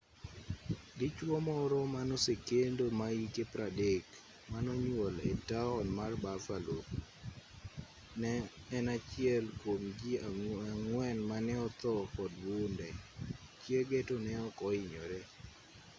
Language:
Luo (Kenya and Tanzania)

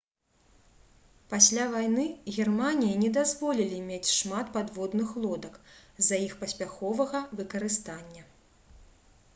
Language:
Belarusian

